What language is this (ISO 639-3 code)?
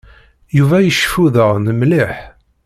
kab